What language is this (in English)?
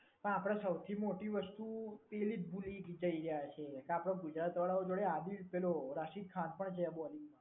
Gujarati